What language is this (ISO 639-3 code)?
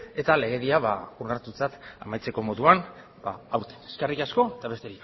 eus